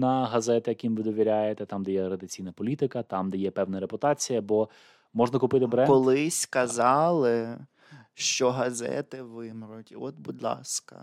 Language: Ukrainian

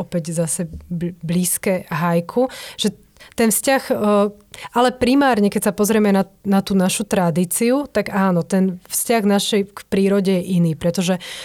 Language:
Slovak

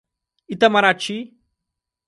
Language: Portuguese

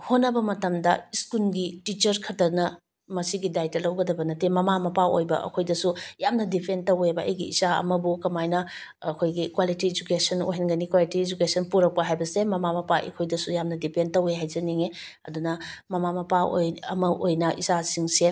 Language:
Manipuri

